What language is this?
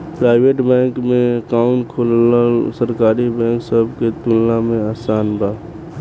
Bhojpuri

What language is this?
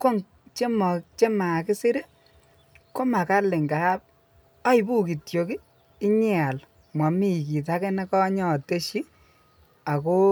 Kalenjin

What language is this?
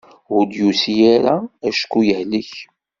Kabyle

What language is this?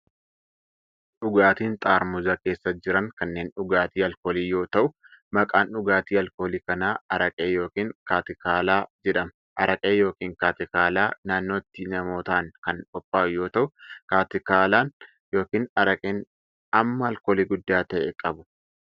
Oromo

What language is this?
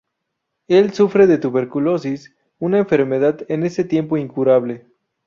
Spanish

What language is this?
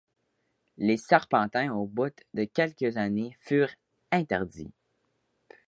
French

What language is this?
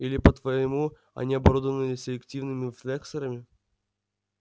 Russian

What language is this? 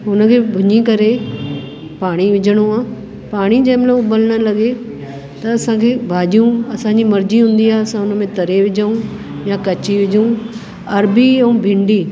Sindhi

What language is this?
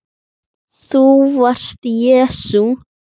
Icelandic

